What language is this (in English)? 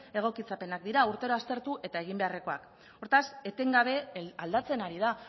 Basque